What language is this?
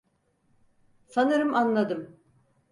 Turkish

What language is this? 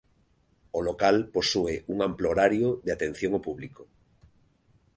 Galician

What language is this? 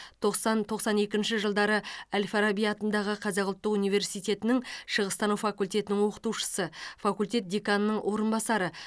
Kazakh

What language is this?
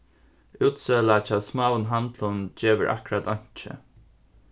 Faroese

